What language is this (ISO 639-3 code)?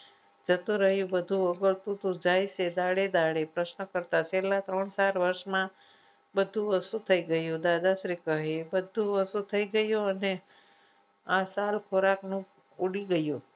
guj